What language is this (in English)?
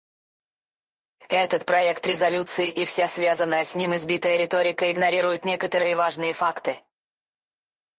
Russian